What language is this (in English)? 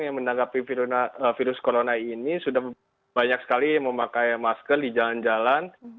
Indonesian